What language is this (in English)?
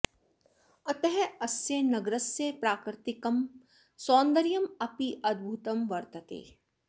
Sanskrit